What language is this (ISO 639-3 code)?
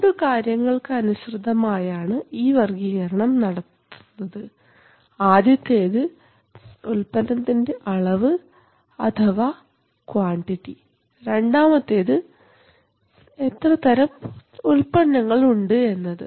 mal